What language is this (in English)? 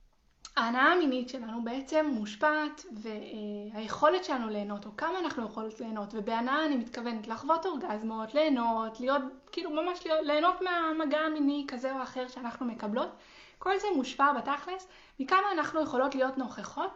Hebrew